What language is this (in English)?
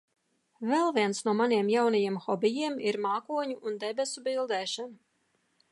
Latvian